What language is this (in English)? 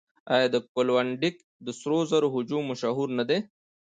Pashto